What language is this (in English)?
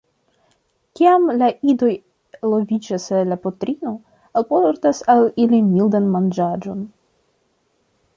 Esperanto